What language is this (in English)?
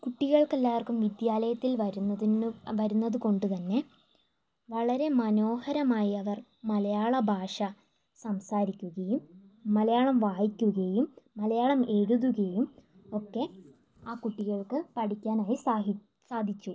Malayalam